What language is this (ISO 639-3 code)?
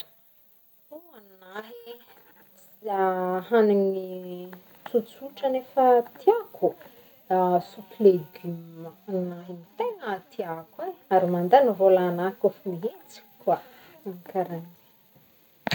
bmm